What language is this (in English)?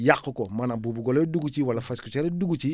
Wolof